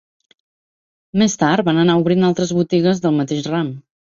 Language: Catalan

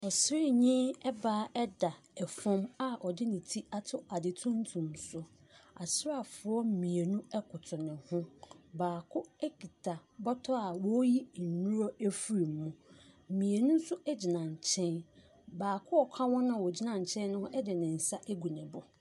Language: Akan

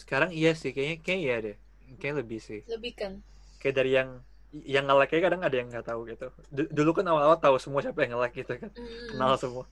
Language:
Indonesian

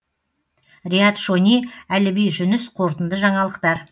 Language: Kazakh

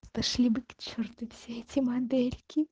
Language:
Russian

